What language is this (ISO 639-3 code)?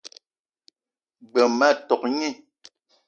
eto